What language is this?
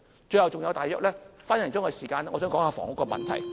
Cantonese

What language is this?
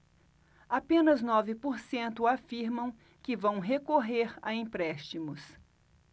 Portuguese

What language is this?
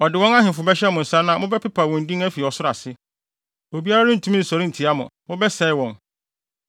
Akan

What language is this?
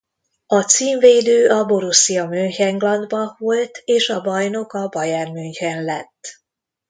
Hungarian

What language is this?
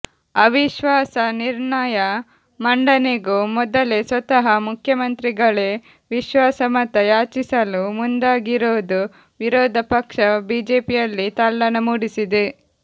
Kannada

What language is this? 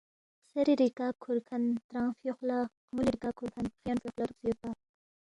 Balti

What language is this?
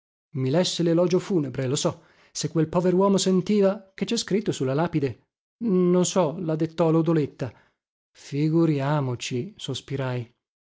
Italian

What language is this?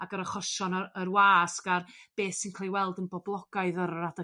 Welsh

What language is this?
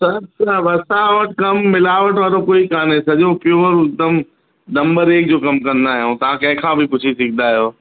Sindhi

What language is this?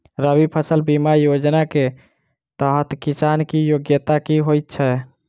Maithili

